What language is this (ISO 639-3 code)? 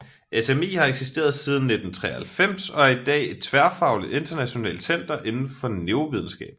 dan